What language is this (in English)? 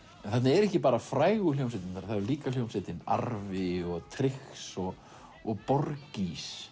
Icelandic